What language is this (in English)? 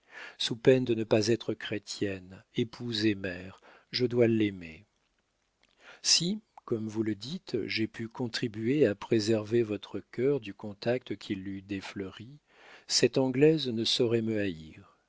French